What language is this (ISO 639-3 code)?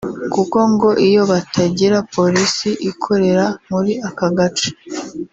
kin